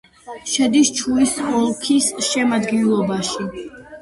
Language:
Georgian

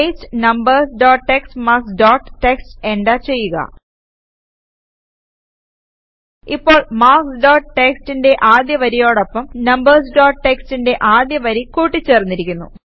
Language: Malayalam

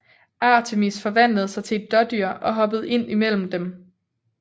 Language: Danish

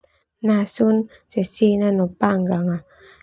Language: Termanu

